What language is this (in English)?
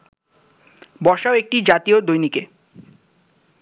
Bangla